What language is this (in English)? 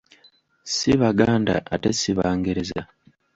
Ganda